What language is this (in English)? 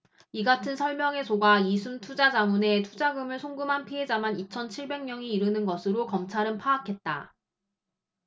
Korean